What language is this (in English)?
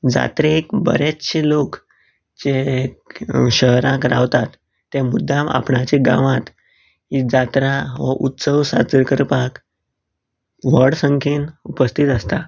Konkani